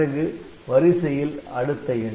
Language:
Tamil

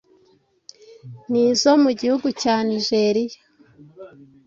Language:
Kinyarwanda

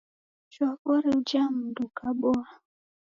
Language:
Taita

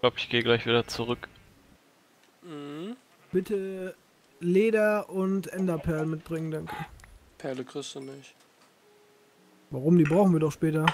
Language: German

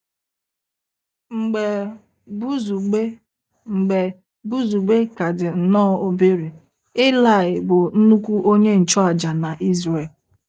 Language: Igbo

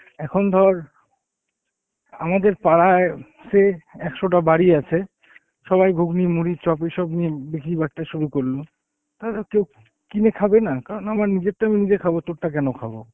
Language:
Bangla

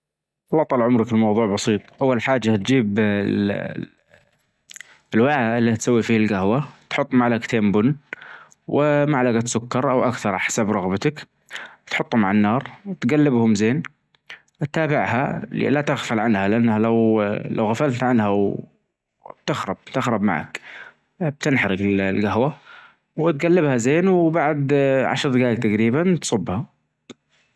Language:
Najdi Arabic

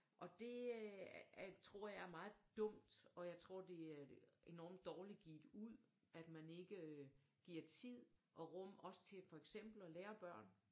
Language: Danish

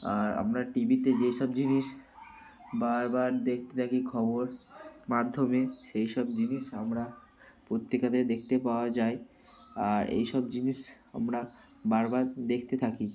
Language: Bangla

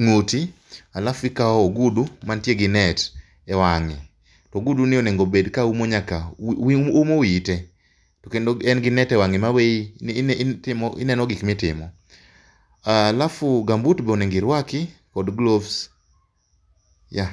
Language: Luo (Kenya and Tanzania)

